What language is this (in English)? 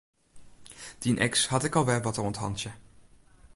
Western Frisian